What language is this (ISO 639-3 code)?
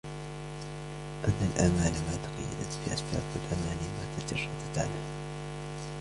ara